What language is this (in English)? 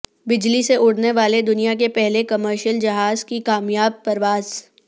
Urdu